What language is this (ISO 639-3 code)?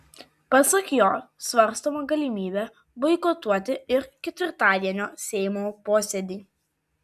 lit